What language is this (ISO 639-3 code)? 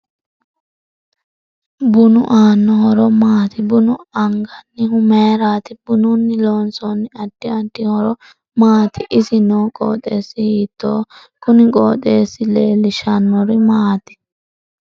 sid